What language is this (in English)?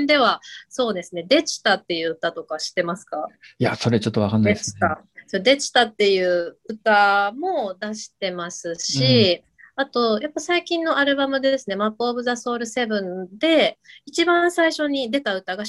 Japanese